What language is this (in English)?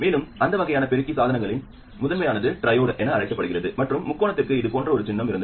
Tamil